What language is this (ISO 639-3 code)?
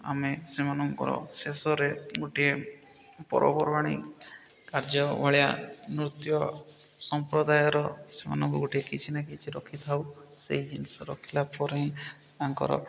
ori